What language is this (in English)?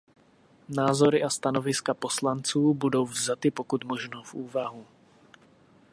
Czech